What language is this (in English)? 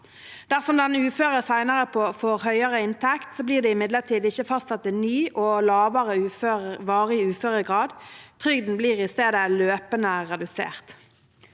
Norwegian